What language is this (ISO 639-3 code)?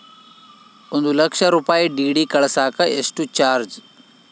kan